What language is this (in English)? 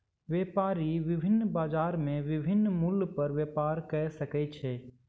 Maithili